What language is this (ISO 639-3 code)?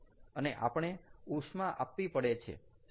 guj